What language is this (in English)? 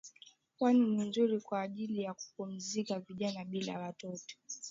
Swahili